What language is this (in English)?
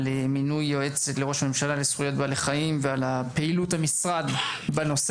Hebrew